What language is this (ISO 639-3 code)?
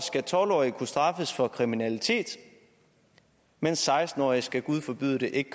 dan